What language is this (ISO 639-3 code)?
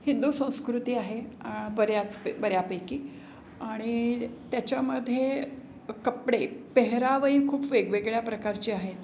mar